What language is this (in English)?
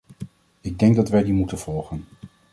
Dutch